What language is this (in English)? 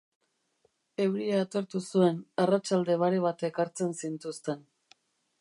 Basque